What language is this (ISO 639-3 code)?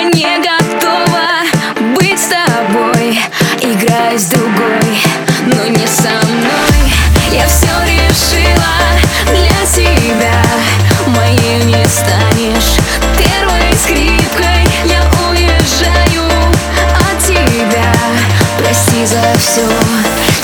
rus